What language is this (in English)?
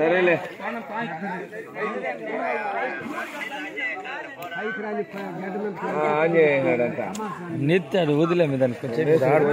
Arabic